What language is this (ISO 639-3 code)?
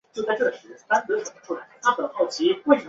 zho